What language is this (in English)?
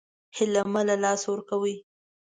Pashto